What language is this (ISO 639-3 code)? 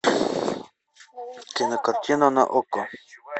rus